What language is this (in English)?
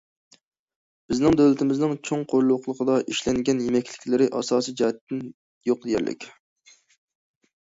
Uyghur